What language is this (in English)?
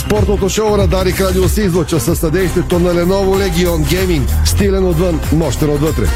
Bulgarian